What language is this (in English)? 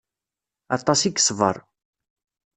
Kabyle